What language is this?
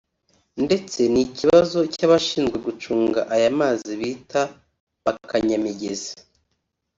Kinyarwanda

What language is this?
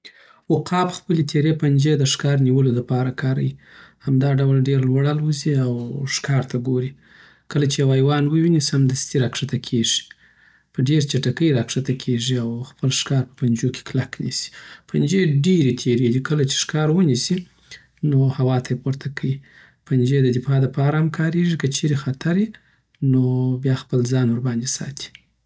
Southern Pashto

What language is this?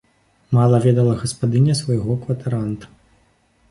Belarusian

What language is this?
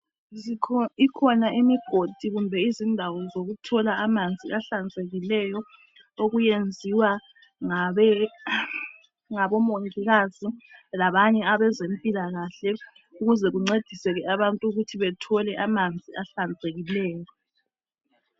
North Ndebele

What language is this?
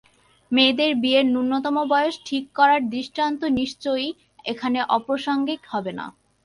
Bangla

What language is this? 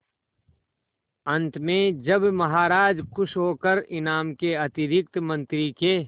Hindi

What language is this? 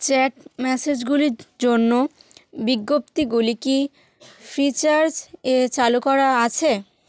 Bangla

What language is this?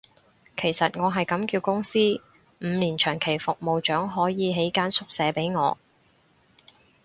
Cantonese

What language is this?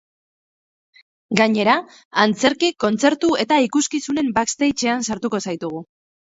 Basque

